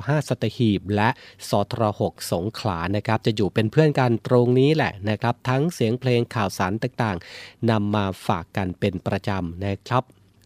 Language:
Thai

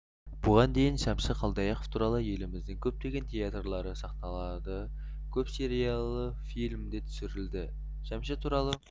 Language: Kazakh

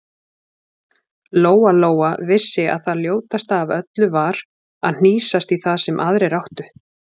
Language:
Icelandic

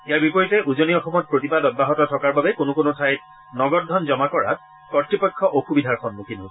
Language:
Assamese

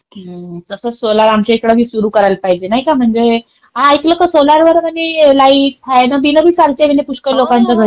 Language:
Marathi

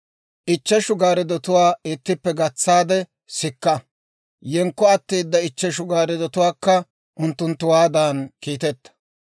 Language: Dawro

